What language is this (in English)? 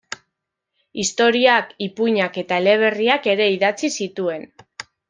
Basque